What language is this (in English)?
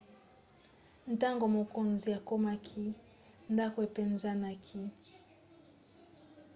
Lingala